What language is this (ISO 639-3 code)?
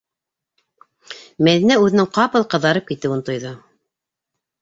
bak